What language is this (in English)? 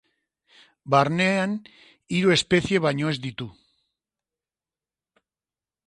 Basque